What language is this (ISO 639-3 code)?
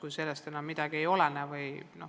est